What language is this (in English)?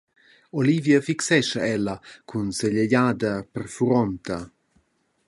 Romansh